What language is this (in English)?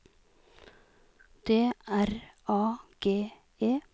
Norwegian